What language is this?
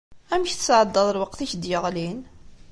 Kabyle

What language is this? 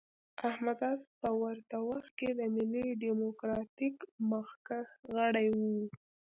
Pashto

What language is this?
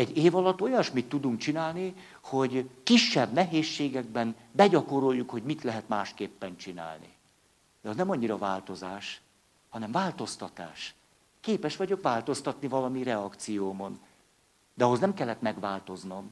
Hungarian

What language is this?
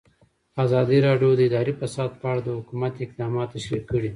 Pashto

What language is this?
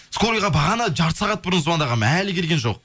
Kazakh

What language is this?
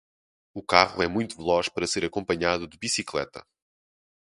Portuguese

